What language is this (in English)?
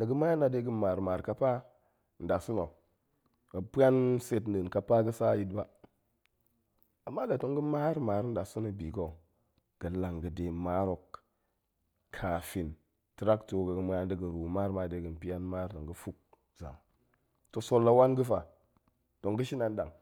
Goemai